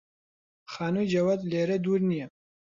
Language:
Central Kurdish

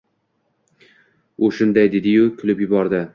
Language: Uzbek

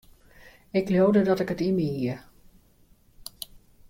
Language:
Western Frisian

